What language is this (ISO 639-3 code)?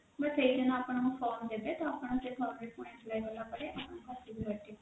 ori